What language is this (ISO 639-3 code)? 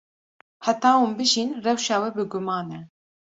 kur